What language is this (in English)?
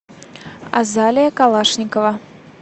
Russian